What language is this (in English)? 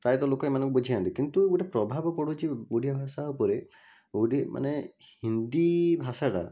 Odia